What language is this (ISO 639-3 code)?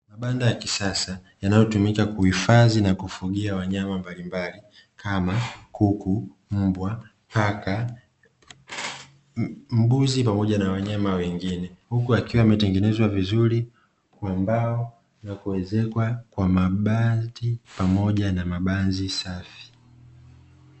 swa